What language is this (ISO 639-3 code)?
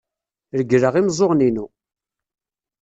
kab